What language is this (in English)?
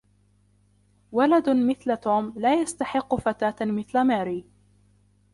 Arabic